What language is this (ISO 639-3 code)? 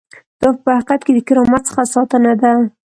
pus